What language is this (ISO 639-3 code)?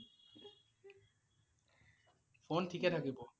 asm